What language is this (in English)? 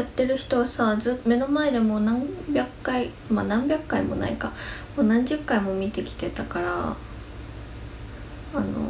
Japanese